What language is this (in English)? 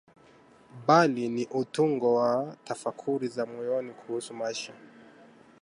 Swahili